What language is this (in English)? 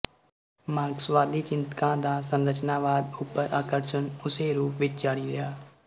Punjabi